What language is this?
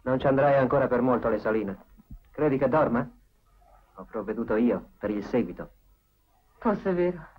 Italian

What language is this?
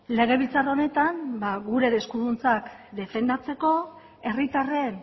Basque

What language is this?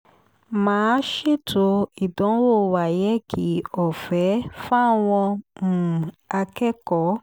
Yoruba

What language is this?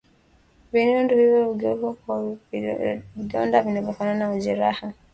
Swahili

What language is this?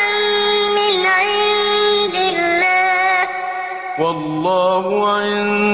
Arabic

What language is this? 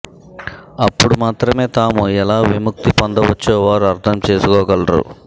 Telugu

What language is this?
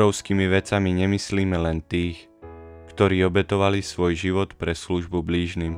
Slovak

